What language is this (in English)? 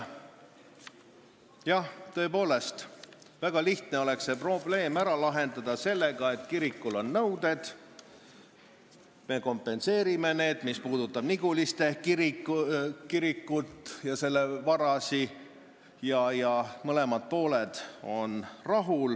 Estonian